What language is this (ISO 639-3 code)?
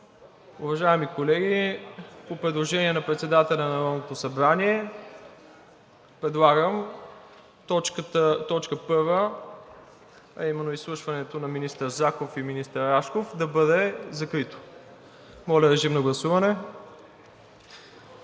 bul